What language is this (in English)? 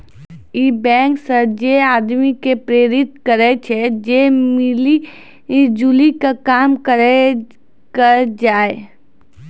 Maithili